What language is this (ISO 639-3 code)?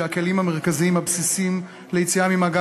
heb